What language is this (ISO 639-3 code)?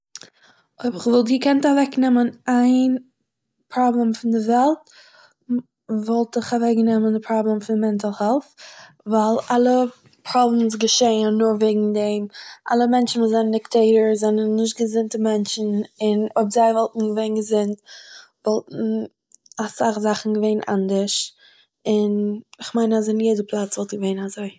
yid